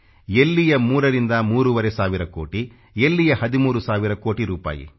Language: Kannada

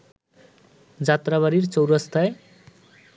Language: Bangla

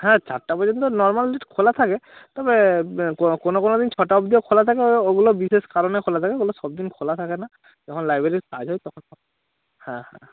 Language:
Bangla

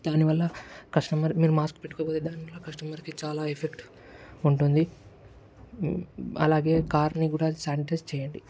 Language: Telugu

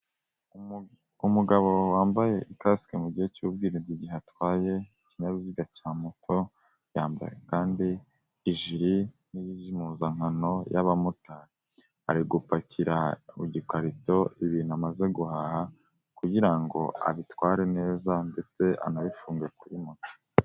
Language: Kinyarwanda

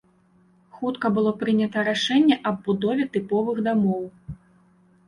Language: Belarusian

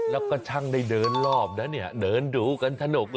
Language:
Thai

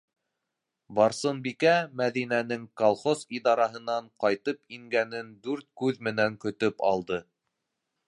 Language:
Bashkir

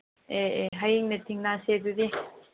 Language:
Manipuri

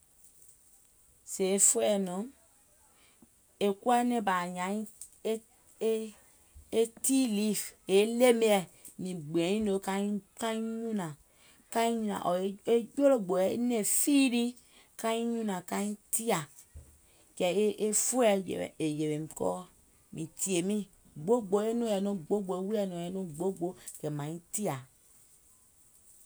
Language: Gola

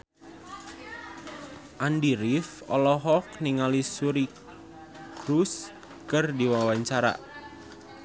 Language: Sundanese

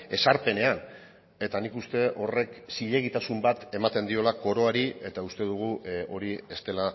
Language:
Basque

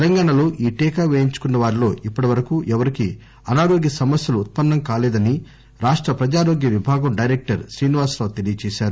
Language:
Telugu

